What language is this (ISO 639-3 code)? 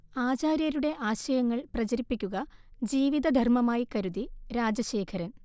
mal